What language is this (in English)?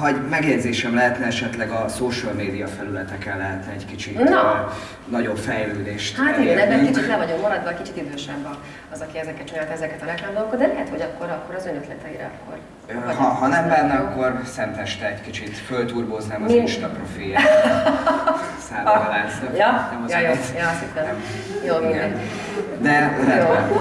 Hungarian